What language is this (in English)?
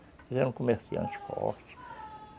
Portuguese